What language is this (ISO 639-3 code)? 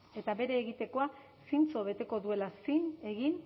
eus